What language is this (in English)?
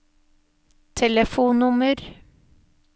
Norwegian